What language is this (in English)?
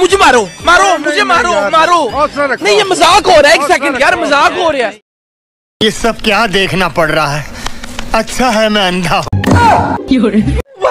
Arabic